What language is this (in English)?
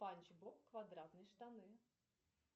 Russian